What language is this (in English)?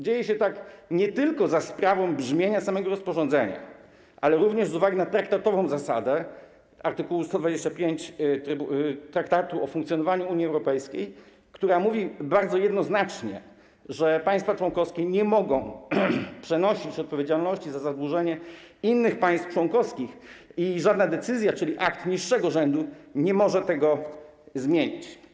Polish